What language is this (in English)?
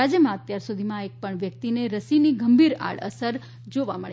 Gujarati